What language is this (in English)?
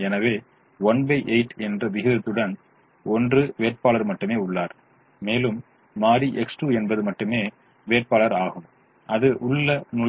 Tamil